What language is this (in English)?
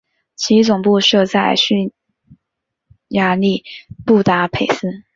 Chinese